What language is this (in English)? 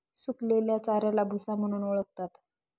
Marathi